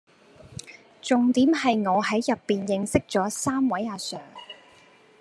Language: Cantonese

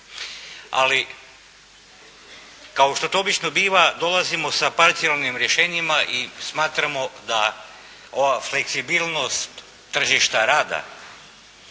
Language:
Croatian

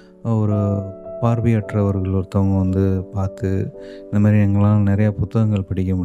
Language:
Tamil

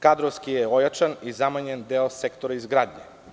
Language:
Serbian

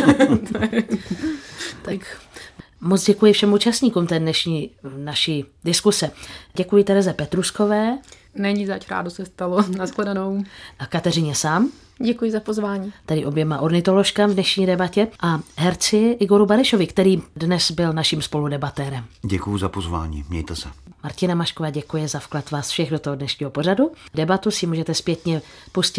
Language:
Czech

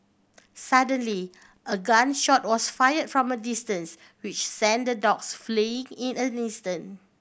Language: English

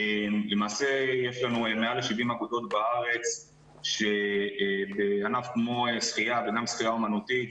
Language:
Hebrew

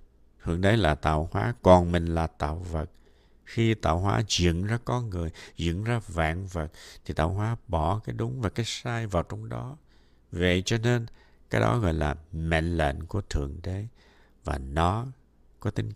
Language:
Vietnamese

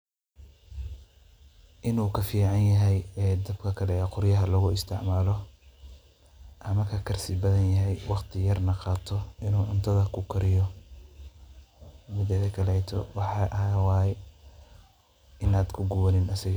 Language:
Somali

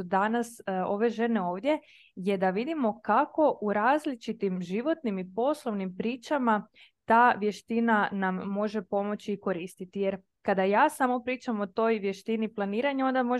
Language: Croatian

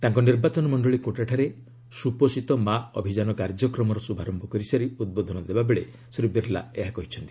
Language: Odia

